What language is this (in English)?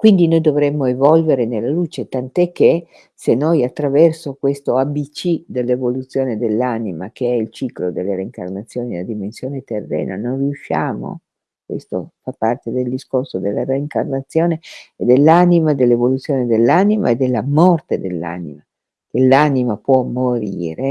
Italian